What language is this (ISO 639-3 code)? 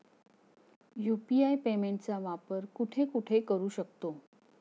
mar